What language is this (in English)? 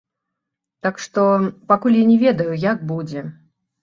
Belarusian